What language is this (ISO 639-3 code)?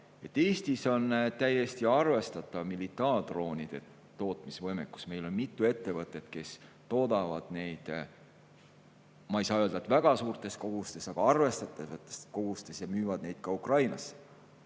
est